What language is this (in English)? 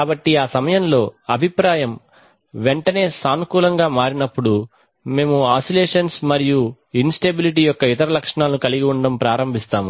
Telugu